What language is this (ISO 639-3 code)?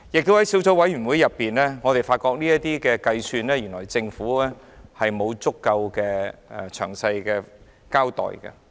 yue